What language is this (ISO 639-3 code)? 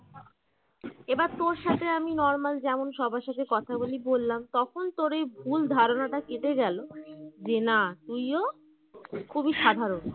ben